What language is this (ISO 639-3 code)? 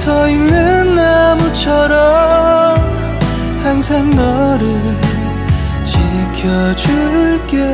kor